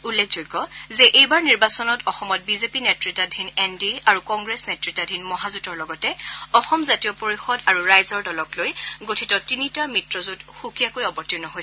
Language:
Assamese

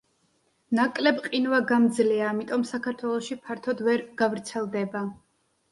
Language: Georgian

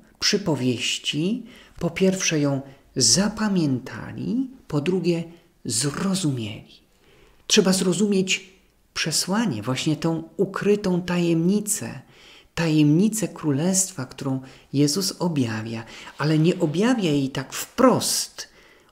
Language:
Polish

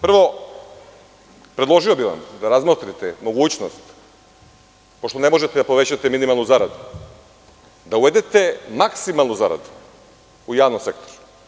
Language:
Serbian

